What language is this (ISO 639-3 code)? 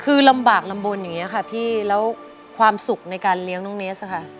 tha